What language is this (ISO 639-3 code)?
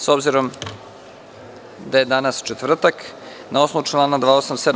srp